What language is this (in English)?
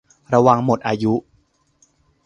Thai